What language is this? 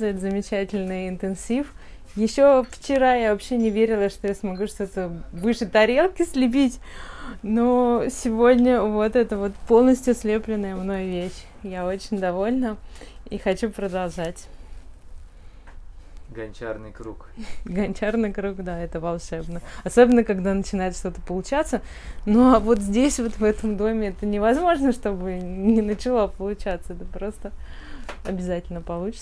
Russian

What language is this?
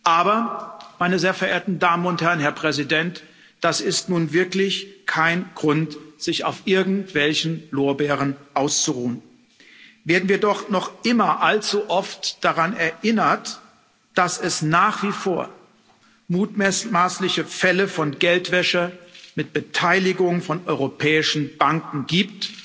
German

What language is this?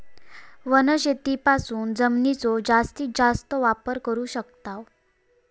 Marathi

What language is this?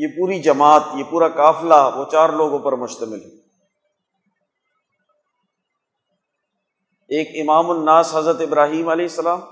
Urdu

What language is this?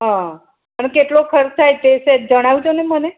Gujarati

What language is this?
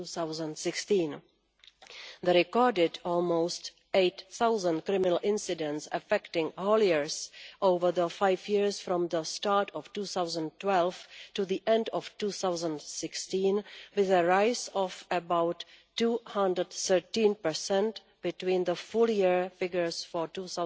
English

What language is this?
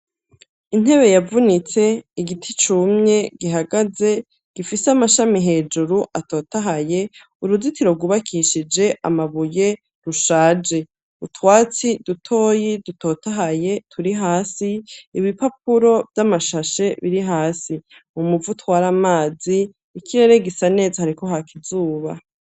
Rundi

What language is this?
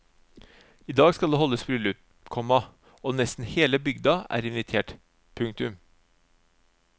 Norwegian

